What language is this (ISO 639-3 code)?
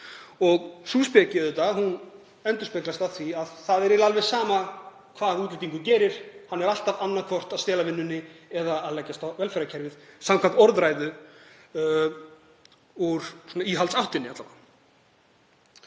isl